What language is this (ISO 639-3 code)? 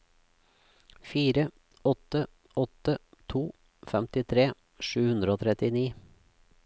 nor